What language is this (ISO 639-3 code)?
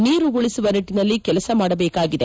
kan